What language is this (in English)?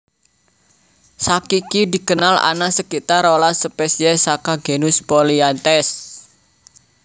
Javanese